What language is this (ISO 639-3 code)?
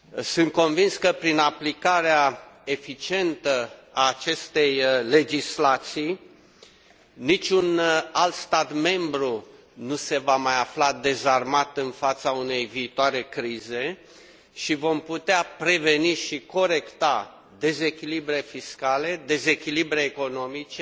ron